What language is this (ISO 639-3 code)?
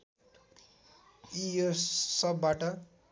nep